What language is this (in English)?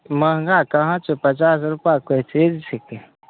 Maithili